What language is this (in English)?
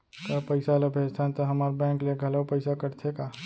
Chhattisgarhi